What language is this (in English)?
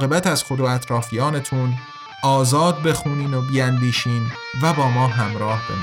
Persian